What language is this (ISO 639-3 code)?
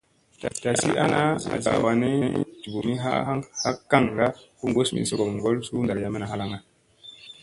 mse